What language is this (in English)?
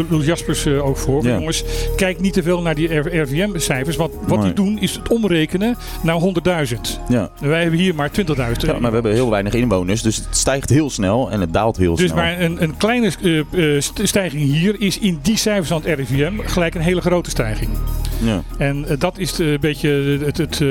Dutch